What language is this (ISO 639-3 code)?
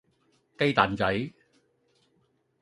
yue